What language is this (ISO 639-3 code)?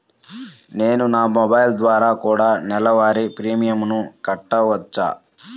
tel